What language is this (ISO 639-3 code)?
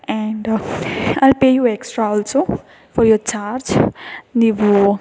kan